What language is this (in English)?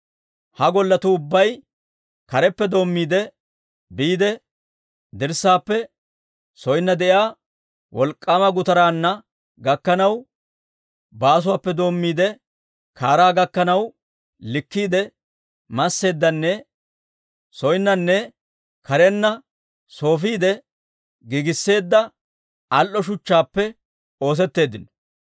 Dawro